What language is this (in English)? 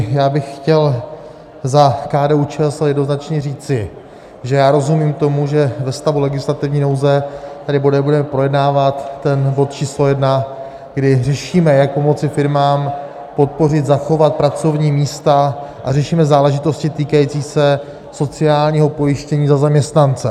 Czech